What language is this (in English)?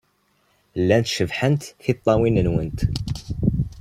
Kabyle